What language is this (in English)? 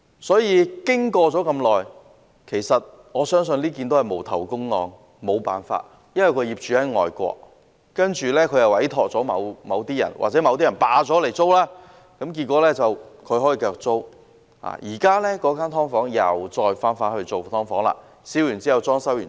Cantonese